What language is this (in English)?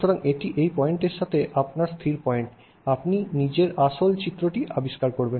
Bangla